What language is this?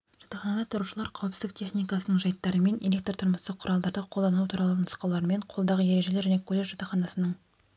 Kazakh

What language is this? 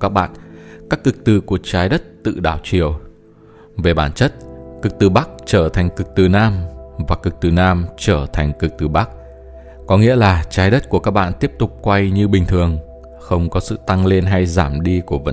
Vietnamese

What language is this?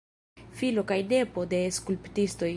Esperanto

